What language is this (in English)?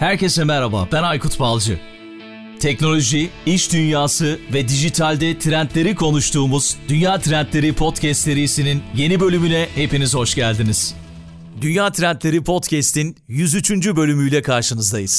Turkish